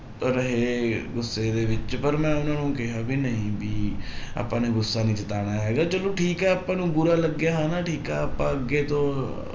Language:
Punjabi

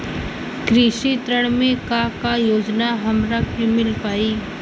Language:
Bhojpuri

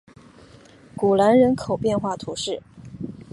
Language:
Chinese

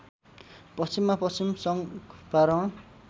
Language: Nepali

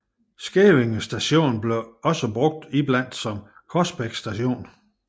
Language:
Danish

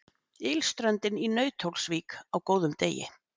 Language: Icelandic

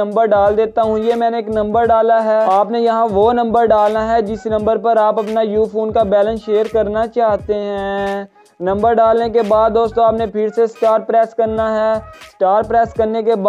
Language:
Hindi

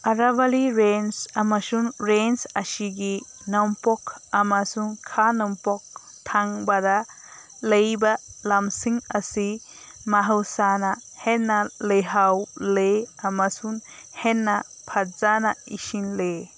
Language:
Manipuri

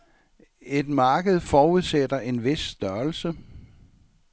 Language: Danish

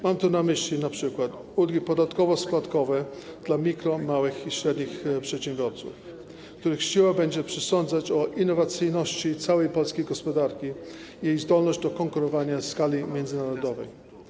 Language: Polish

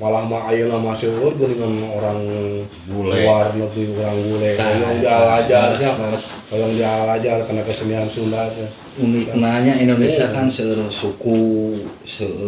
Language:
Indonesian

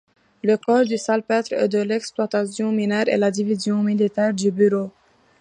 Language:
French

